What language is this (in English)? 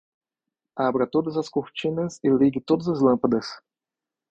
Portuguese